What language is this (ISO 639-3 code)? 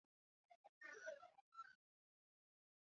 zho